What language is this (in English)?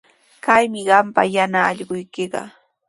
Sihuas Ancash Quechua